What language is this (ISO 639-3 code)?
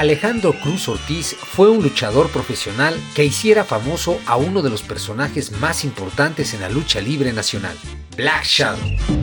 spa